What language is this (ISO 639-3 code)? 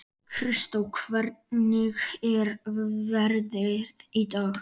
isl